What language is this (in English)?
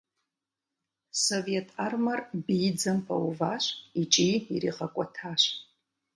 Kabardian